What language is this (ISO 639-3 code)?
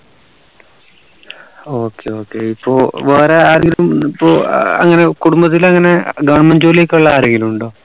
mal